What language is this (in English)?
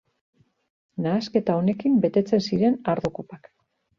Basque